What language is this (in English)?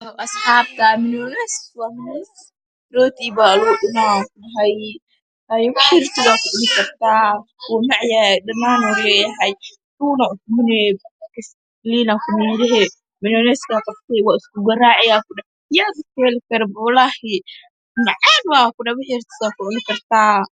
Somali